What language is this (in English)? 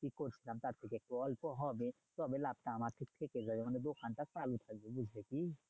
Bangla